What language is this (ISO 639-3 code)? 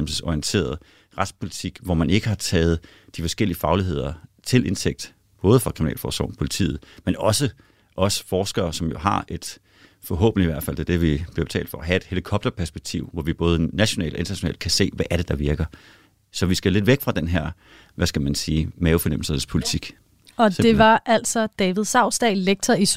dan